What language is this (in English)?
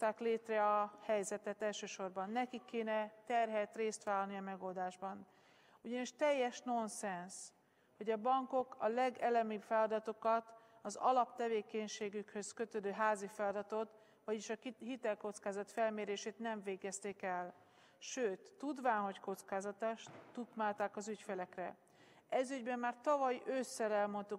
Hungarian